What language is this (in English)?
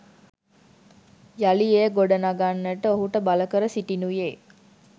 Sinhala